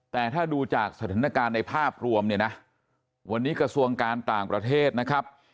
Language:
Thai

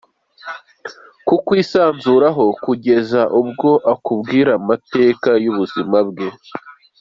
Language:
Kinyarwanda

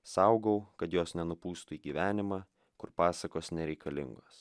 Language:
Lithuanian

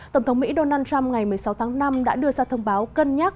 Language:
Vietnamese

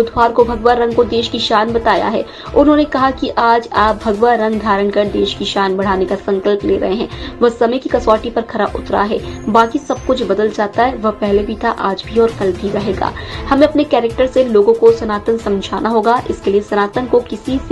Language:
Hindi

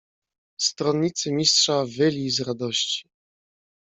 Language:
Polish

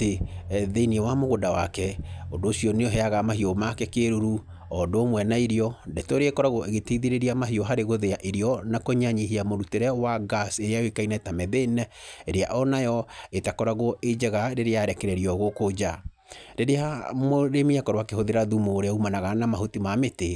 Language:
Kikuyu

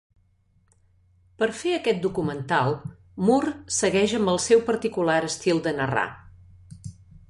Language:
Catalan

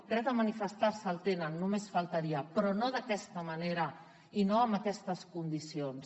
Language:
Catalan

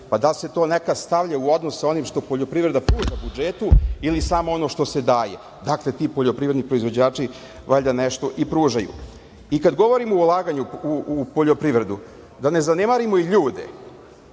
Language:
Serbian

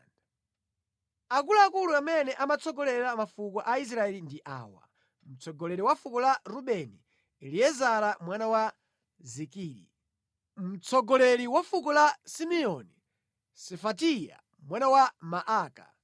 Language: Nyanja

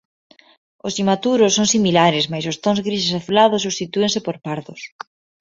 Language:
Galician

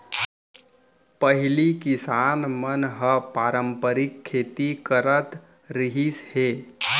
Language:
Chhattisgarhi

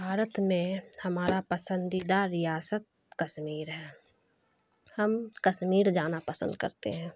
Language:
Urdu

